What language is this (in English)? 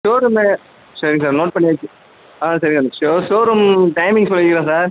Tamil